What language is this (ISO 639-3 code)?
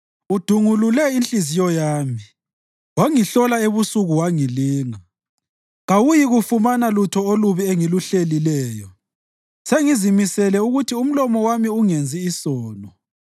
nde